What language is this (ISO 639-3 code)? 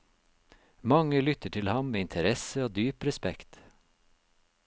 nor